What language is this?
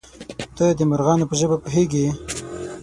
Pashto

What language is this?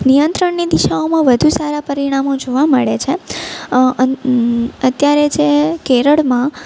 Gujarati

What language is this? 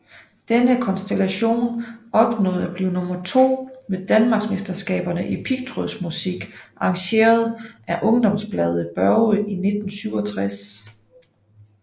Danish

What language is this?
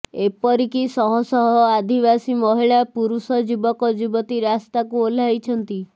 Odia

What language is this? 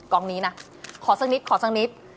Thai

